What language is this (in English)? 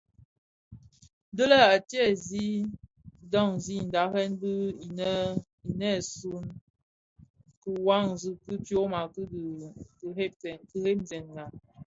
Bafia